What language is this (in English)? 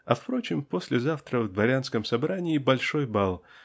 Russian